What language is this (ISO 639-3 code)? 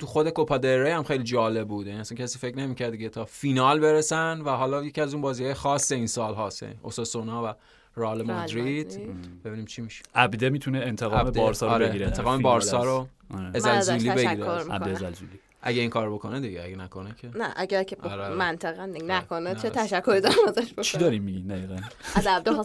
fas